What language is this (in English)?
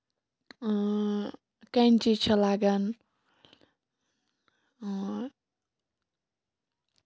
Kashmiri